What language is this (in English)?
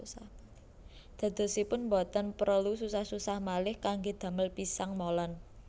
Javanese